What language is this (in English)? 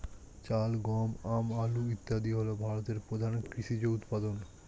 Bangla